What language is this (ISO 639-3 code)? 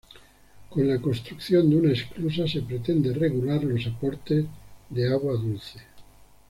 spa